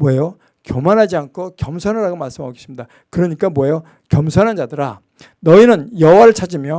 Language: Korean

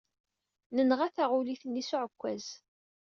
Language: Kabyle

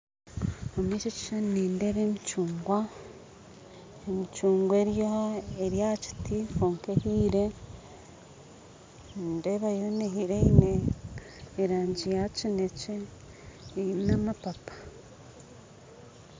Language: Nyankole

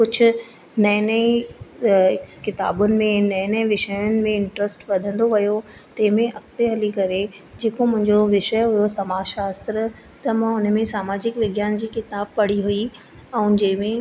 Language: Sindhi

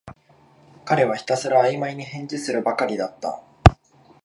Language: Japanese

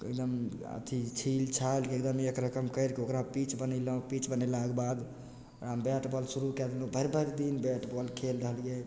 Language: Maithili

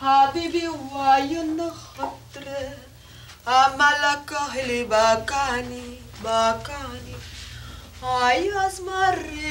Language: Portuguese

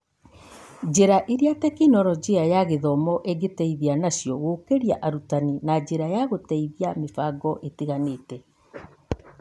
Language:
Kikuyu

